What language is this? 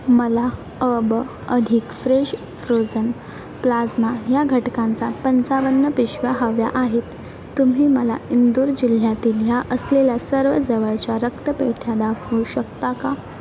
Marathi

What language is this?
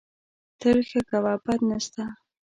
Pashto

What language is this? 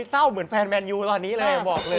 Thai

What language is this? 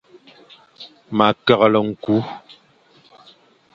Fang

